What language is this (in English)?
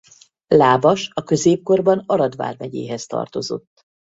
Hungarian